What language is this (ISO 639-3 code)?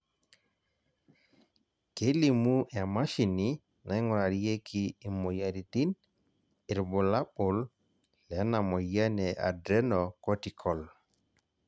mas